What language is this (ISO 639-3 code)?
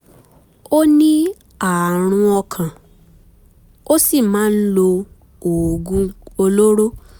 yor